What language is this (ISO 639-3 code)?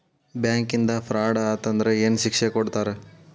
kan